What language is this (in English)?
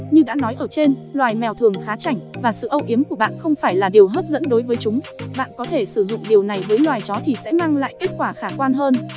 Vietnamese